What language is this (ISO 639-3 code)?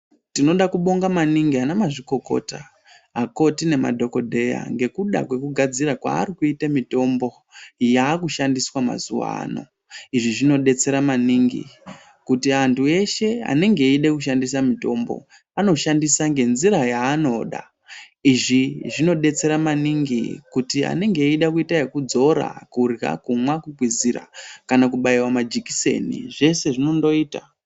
ndc